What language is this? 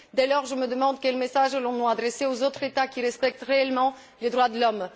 French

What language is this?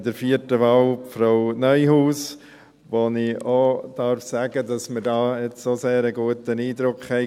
Swiss German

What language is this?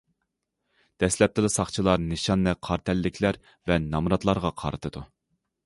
Uyghur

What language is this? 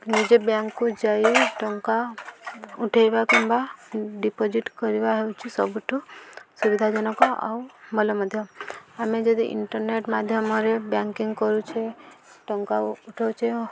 Odia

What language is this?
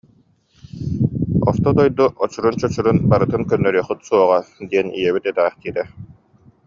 Yakut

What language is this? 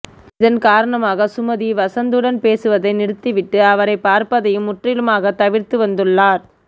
Tamil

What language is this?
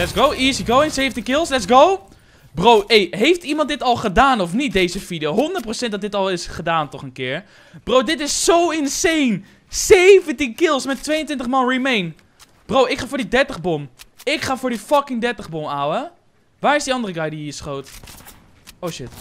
Dutch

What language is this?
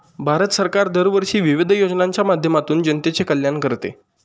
Marathi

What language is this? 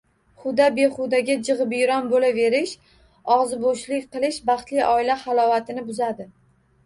Uzbek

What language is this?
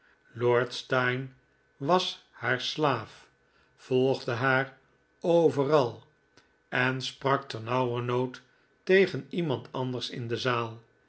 Dutch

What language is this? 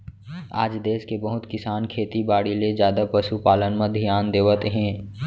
Chhattisgarhi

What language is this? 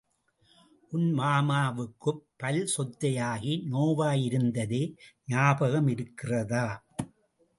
Tamil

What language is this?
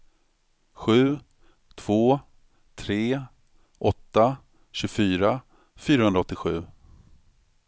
Swedish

